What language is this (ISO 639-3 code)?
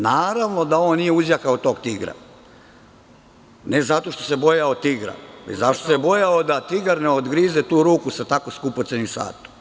srp